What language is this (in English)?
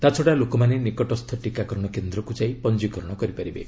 Odia